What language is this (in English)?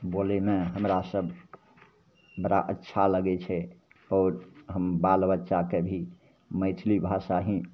Maithili